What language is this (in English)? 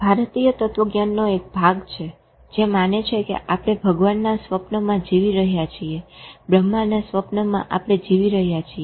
Gujarati